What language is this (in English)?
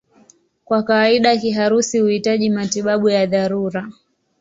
Swahili